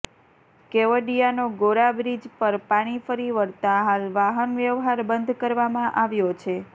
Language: Gujarati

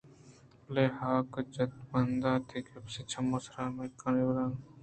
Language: Eastern Balochi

